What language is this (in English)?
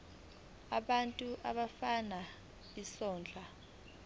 Zulu